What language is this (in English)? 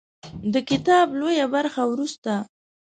Pashto